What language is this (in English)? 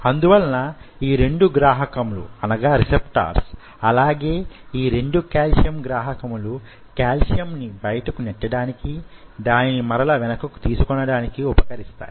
Telugu